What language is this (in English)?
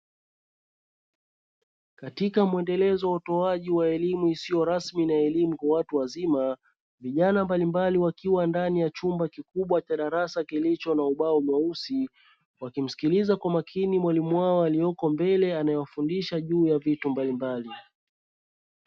Swahili